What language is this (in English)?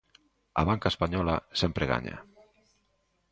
Galician